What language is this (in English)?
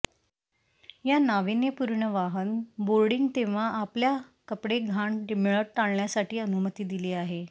Marathi